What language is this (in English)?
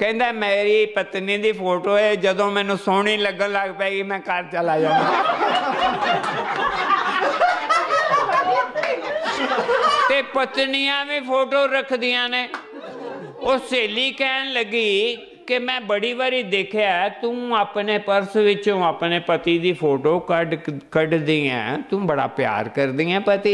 Hindi